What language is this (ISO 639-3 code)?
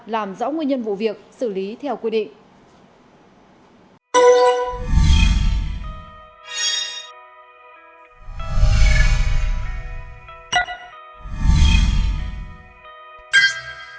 vie